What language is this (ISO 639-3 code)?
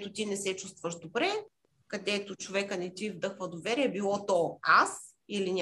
bul